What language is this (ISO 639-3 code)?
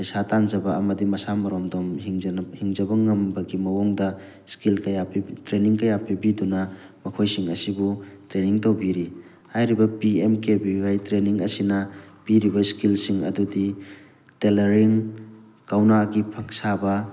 mni